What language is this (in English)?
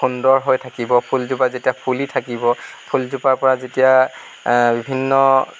Assamese